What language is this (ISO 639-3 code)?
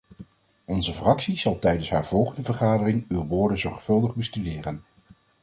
nld